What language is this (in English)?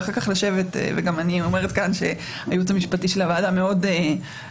Hebrew